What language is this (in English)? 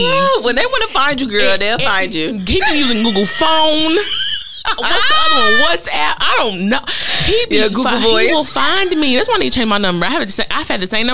English